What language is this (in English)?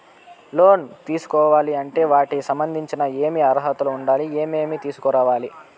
Telugu